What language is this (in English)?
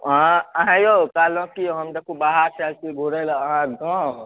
Maithili